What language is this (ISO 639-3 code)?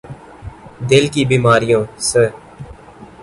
urd